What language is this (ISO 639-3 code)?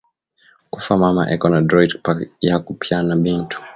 swa